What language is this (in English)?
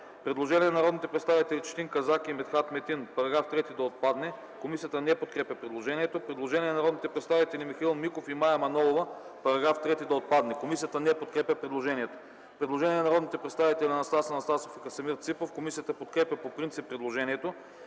Bulgarian